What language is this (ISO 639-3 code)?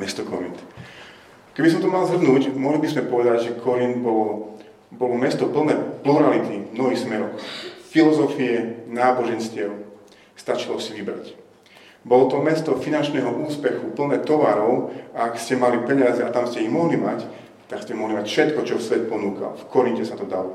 slk